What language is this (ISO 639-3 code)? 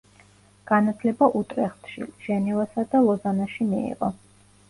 kat